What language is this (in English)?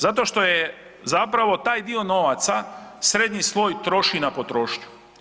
Croatian